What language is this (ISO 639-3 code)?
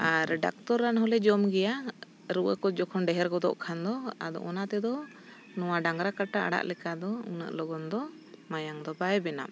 sat